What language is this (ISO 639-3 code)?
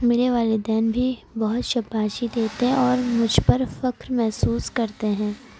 urd